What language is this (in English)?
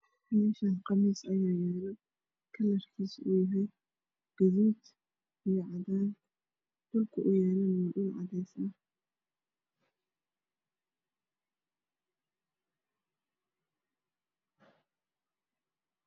Somali